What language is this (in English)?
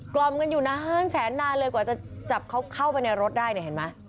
Thai